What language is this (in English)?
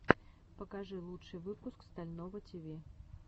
Russian